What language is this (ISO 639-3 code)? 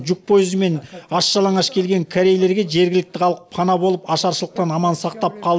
kaz